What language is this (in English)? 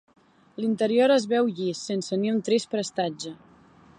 Catalan